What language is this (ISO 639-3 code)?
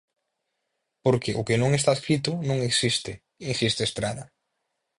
glg